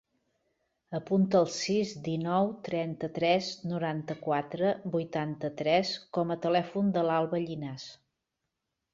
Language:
Catalan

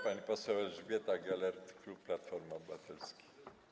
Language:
Polish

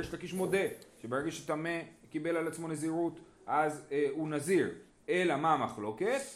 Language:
Hebrew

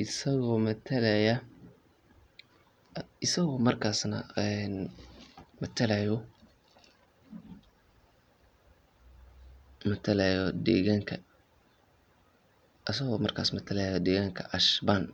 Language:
Somali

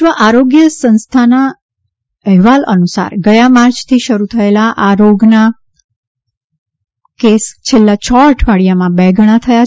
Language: Gujarati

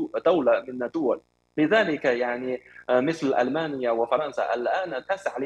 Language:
Arabic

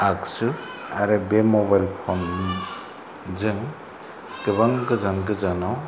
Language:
Bodo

